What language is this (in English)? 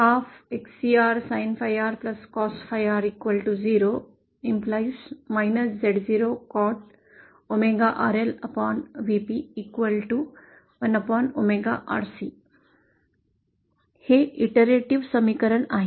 Marathi